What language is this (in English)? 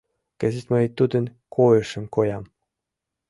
Mari